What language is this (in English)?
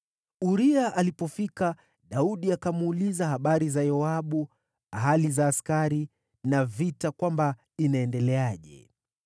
Swahili